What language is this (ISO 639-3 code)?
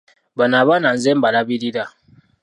lug